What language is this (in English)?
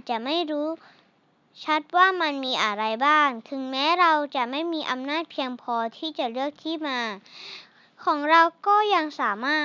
Thai